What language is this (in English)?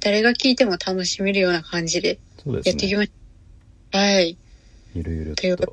Japanese